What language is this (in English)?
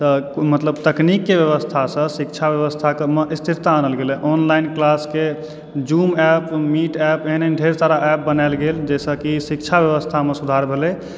Maithili